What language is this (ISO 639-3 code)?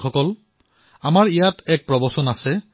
asm